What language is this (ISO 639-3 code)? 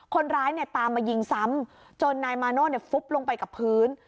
tha